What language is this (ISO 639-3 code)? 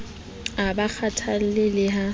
sot